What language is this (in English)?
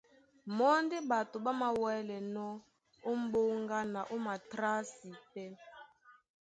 Duala